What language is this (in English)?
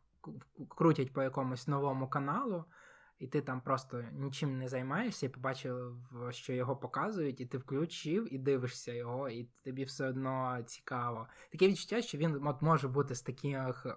Ukrainian